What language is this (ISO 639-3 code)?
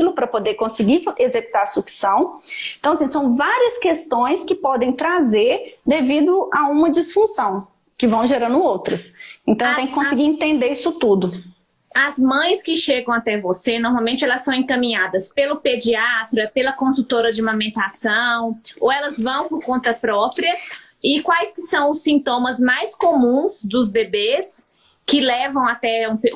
por